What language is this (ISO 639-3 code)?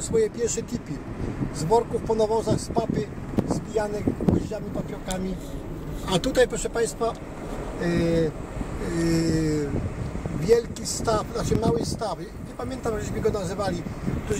pol